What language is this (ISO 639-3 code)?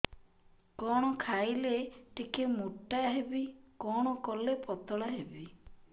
ori